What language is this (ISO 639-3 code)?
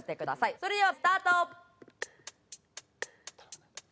jpn